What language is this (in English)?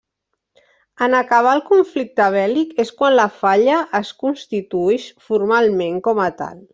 Catalan